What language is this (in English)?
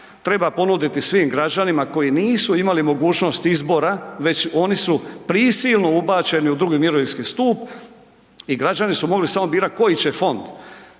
Croatian